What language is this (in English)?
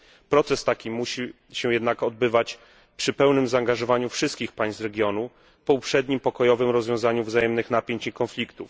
Polish